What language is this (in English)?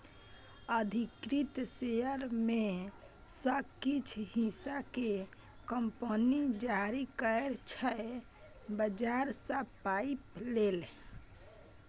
Maithili